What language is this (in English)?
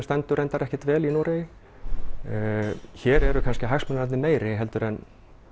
Icelandic